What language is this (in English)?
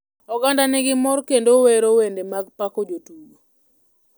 Luo (Kenya and Tanzania)